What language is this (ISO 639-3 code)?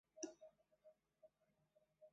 zho